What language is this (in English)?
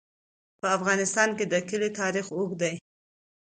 Pashto